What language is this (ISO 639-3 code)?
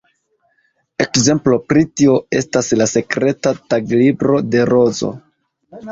epo